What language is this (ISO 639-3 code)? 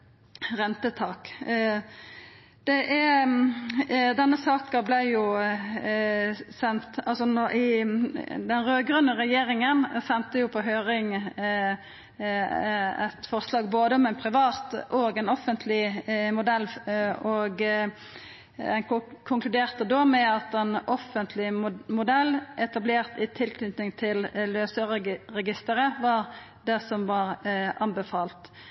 nno